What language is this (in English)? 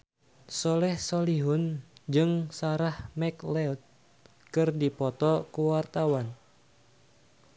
Sundanese